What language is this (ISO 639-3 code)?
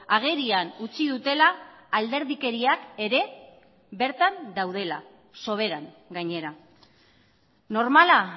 eus